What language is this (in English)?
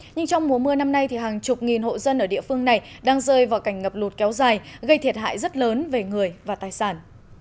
Vietnamese